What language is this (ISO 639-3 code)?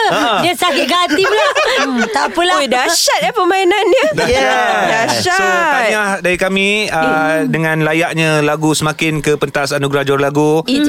msa